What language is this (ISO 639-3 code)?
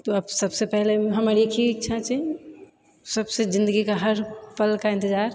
mai